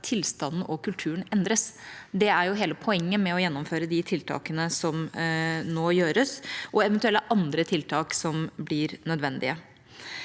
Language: Norwegian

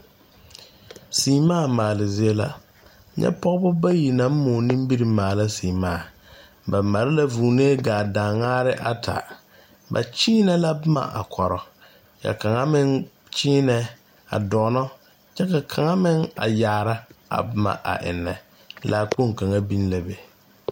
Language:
Southern Dagaare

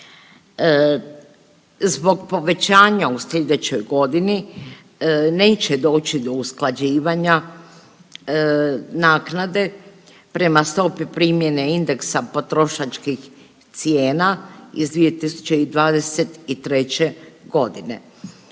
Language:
Croatian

